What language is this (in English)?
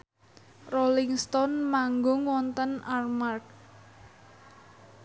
Javanese